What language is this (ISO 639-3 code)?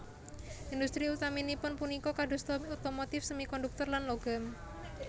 jav